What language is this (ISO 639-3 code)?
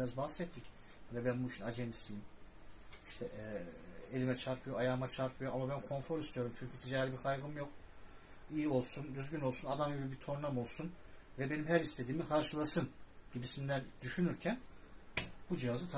tur